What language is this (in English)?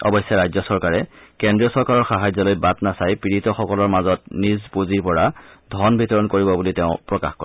Assamese